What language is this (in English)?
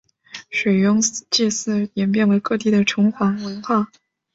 Chinese